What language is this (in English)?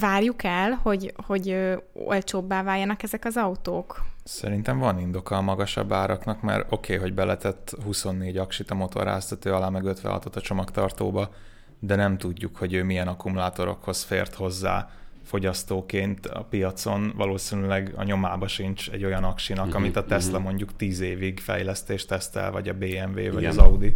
Hungarian